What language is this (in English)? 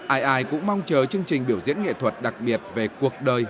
Vietnamese